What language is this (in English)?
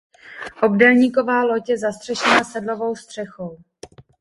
Czech